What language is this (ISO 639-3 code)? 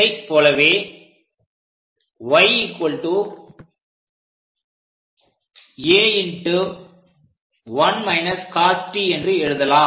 tam